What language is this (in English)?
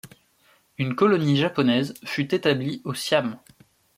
French